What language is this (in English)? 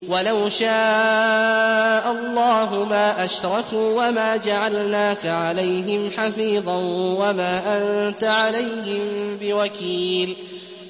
Arabic